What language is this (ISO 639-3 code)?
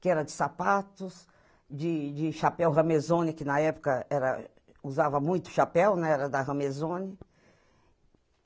por